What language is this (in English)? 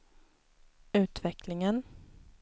Swedish